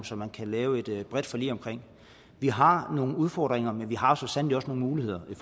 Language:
Danish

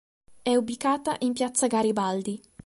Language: Italian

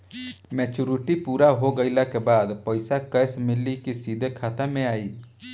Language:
Bhojpuri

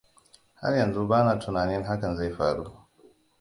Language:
Hausa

